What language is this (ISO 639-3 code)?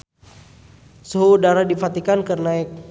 sun